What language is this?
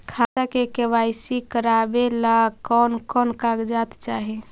Magahi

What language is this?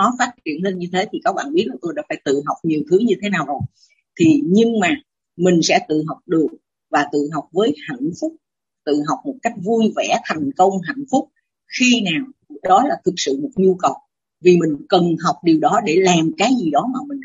Vietnamese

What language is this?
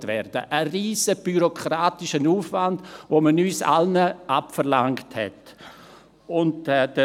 Swiss German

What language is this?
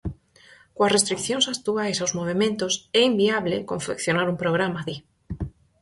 Galician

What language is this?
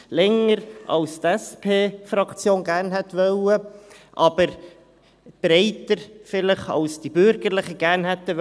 Swiss German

